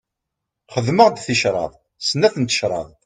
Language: Kabyle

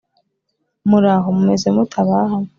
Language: Kinyarwanda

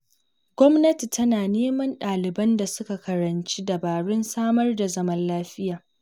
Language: Hausa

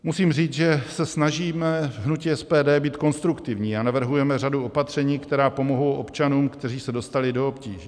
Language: Czech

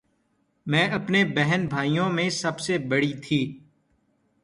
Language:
Urdu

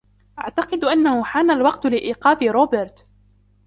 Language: Arabic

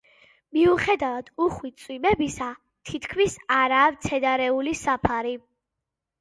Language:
Georgian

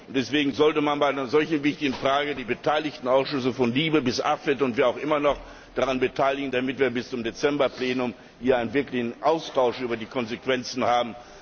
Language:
German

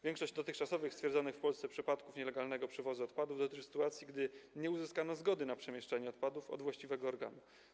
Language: Polish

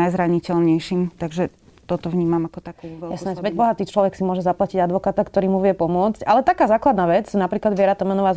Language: Slovak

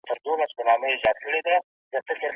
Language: Pashto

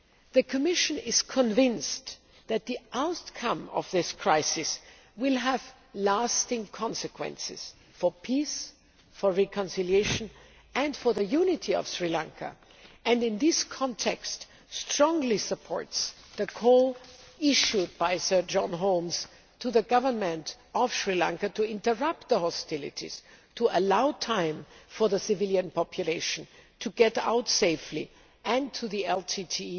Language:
English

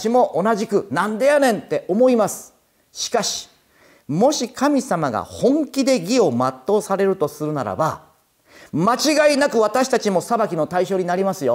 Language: Japanese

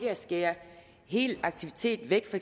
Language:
Danish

